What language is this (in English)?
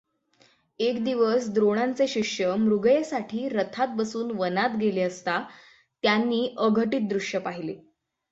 Marathi